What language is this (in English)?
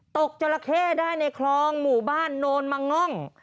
Thai